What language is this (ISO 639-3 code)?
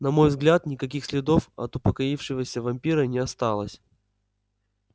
rus